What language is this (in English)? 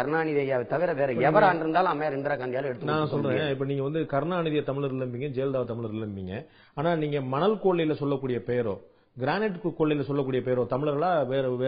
Tamil